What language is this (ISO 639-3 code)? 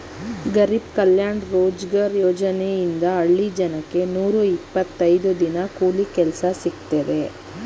kan